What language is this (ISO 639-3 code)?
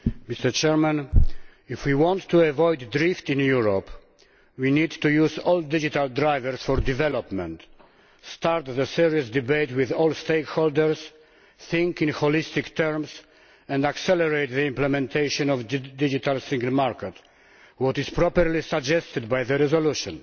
eng